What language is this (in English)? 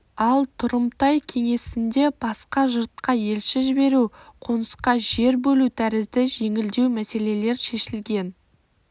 Kazakh